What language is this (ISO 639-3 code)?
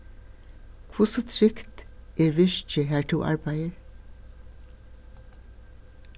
fao